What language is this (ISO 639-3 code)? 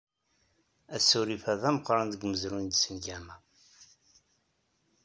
kab